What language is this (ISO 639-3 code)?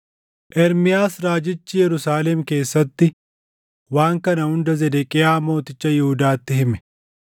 orm